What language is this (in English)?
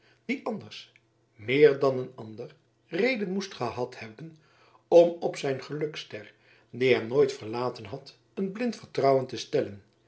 Dutch